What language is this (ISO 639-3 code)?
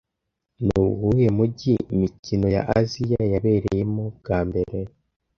kin